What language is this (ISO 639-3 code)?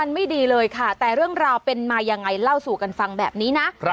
tha